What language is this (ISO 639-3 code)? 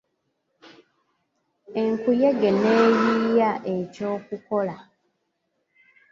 lug